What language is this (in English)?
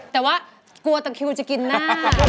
Thai